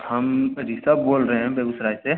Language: Hindi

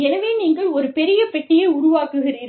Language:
Tamil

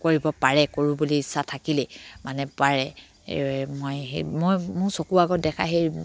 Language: Assamese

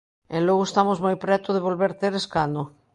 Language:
Galician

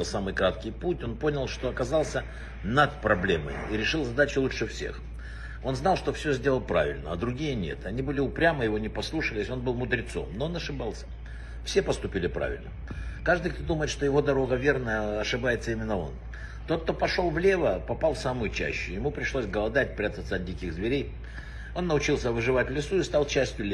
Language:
Russian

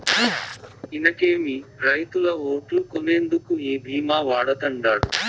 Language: Telugu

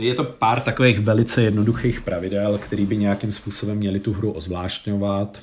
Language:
Czech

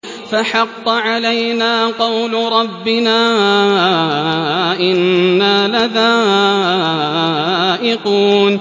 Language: Arabic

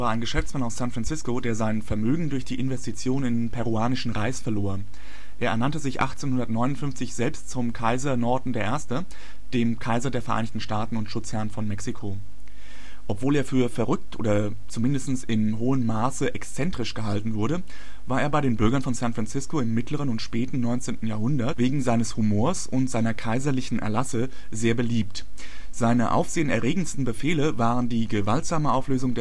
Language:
German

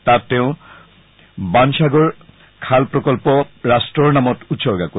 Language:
Assamese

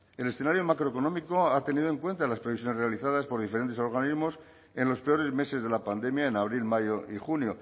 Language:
Spanish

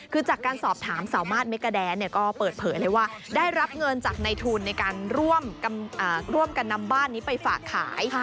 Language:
Thai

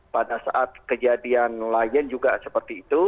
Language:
Indonesian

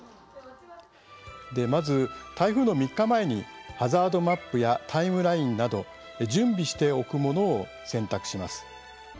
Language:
Japanese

